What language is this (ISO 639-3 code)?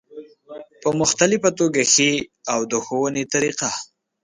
pus